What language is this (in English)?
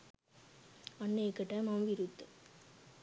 Sinhala